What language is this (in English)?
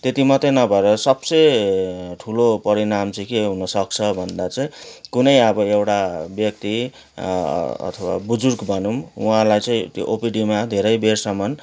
Nepali